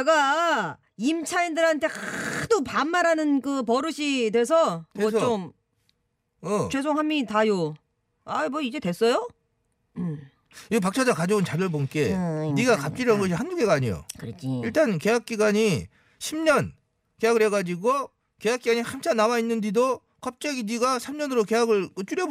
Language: Korean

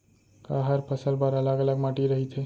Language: Chhattisgarhi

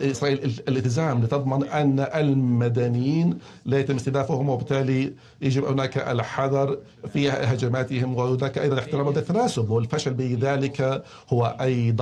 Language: Arabic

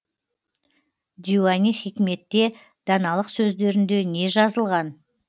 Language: Kazakh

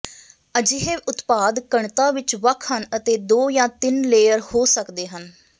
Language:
Punjabi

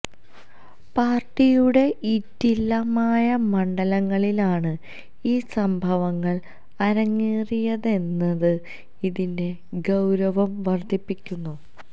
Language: Malayalam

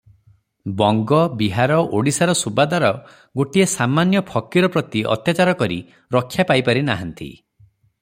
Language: Odia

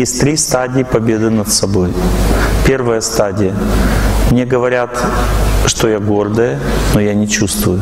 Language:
Russian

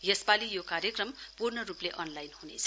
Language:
Nepali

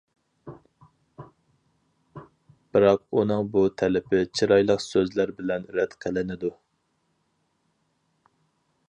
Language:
Uyghur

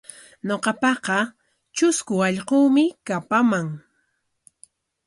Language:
Corongo Ancash Quechua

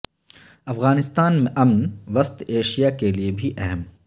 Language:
Urdu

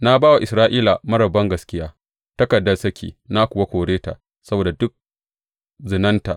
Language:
Hausa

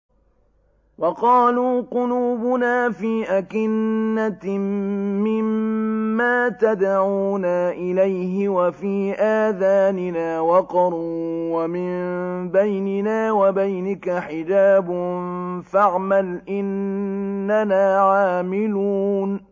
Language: Arabic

